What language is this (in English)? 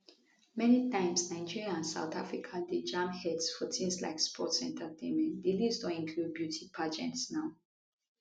Nigerian Pidgin